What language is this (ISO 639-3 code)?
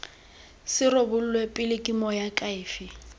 tsn